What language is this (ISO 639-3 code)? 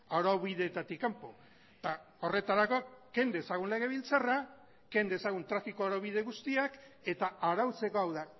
eus